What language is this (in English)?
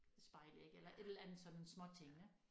Danish